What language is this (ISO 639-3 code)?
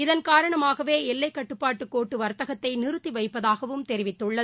tam